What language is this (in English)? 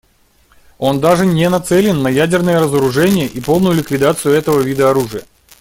Russian